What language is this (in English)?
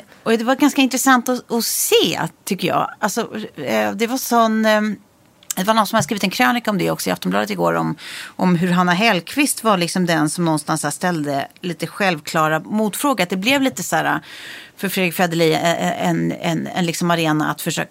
Swedish